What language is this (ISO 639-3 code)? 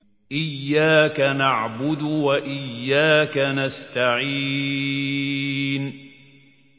ara